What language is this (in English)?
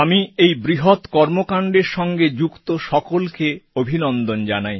Bangla